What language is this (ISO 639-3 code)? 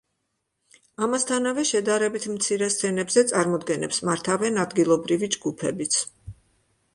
kat